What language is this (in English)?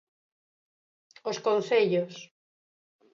Galician